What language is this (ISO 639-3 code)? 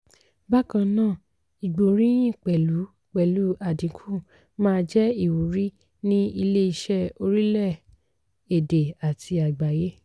yor